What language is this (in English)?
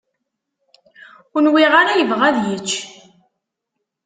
Kabyle